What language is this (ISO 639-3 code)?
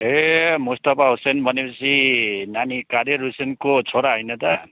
nep